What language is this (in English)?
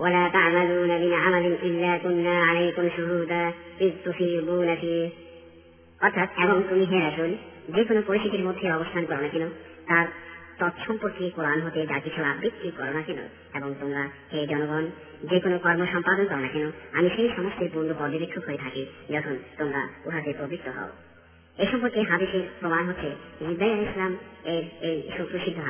Bangla